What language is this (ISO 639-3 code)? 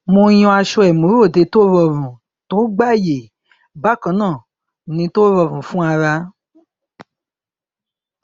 yor